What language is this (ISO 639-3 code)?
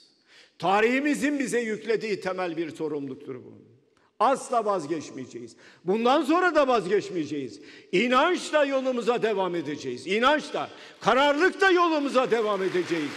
tur